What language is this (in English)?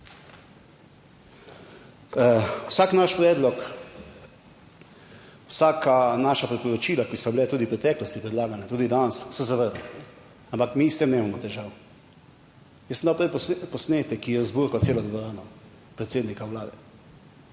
Slovenian